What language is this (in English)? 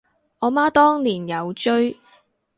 Cantonese